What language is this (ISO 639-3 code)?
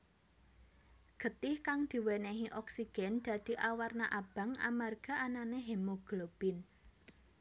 jav